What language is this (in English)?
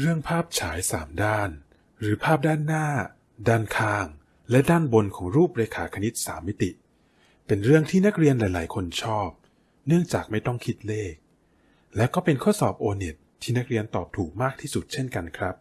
Thai